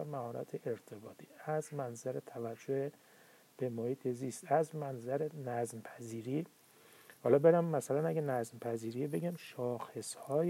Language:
Persian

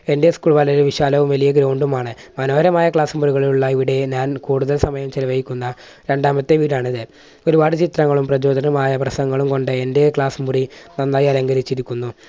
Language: Malayalam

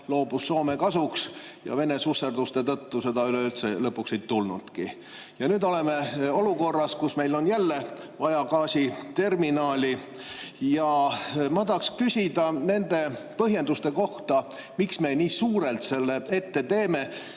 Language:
Estonian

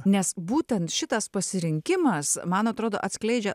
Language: Lithuanian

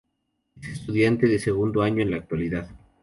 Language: Spanish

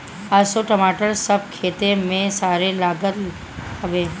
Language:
Bhojpuri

